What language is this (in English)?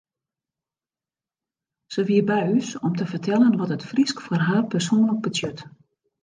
Western Frisian